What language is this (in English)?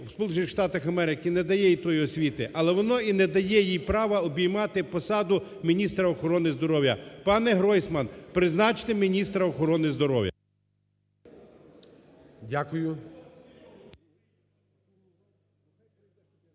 Ukrainian